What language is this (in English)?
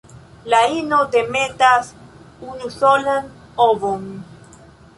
Esperanto